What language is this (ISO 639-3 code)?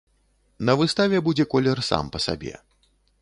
bel